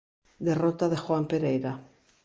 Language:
Galician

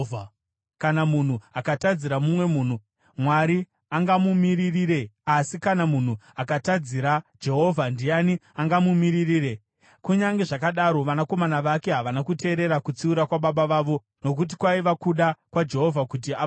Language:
Shona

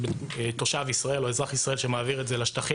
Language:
Hebrew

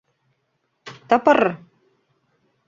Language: Mari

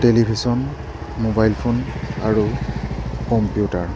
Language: Assamese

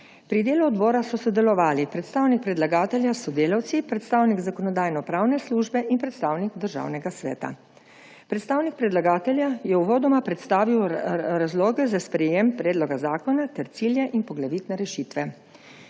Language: Slovenian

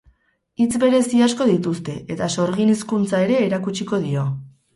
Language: Basque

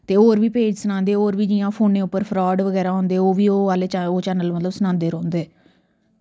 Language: Dogri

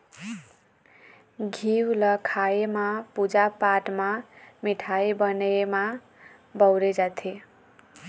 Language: Chhattisgarhi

